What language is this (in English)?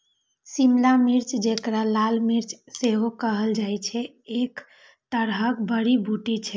Maithili